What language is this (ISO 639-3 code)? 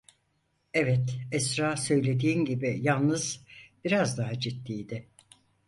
tur